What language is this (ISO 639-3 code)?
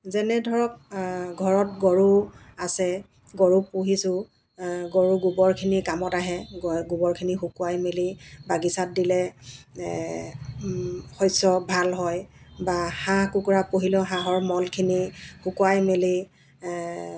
asm